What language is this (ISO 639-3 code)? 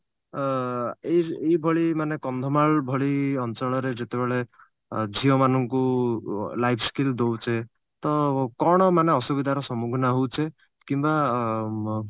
ori